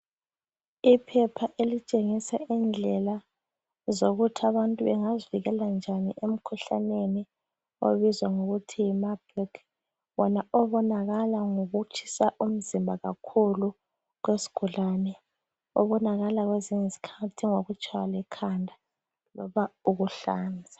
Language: North Ndebele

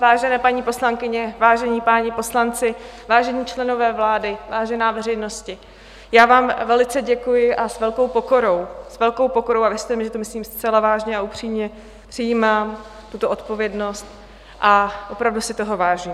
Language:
Czech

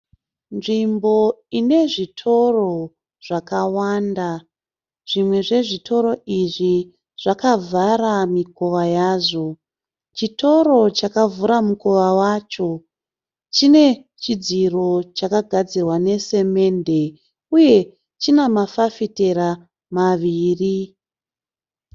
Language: Shona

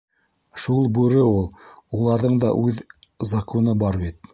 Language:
Bashkir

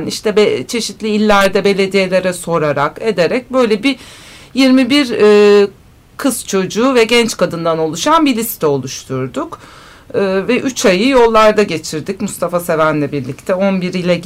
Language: Turkish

